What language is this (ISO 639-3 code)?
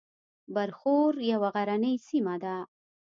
pus